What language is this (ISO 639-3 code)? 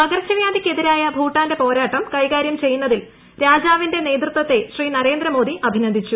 mal